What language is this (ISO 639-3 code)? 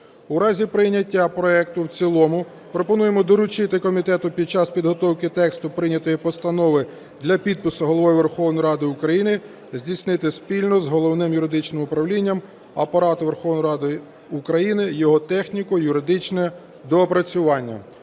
ukr